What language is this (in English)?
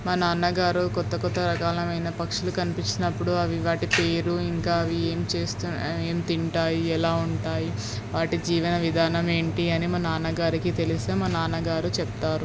Telugu